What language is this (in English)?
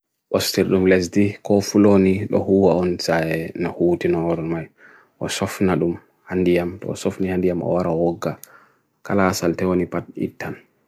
Bagirmi Fulfulde